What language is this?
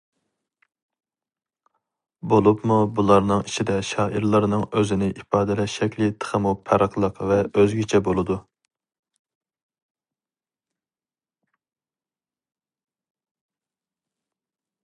Uyghur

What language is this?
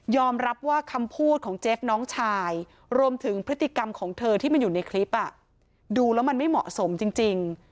Thai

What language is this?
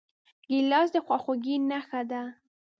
Pashto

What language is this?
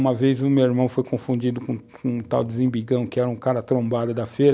Portuguese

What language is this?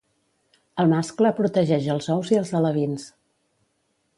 Catalan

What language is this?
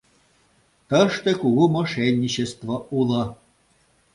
Mari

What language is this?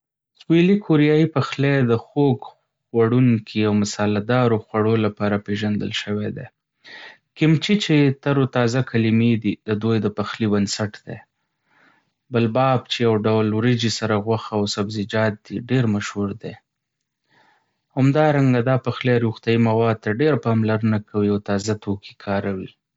Pashto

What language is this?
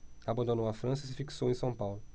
Portuguese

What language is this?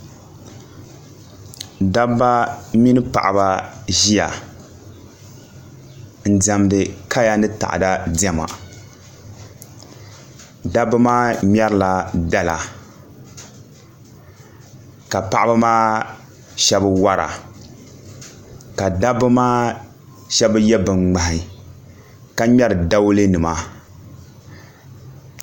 Dagbani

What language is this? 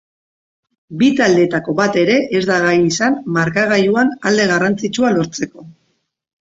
Basque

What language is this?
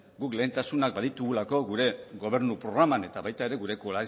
Basque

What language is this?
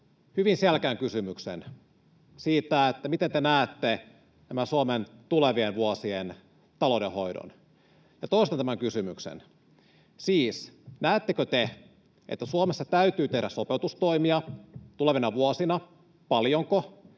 Finnish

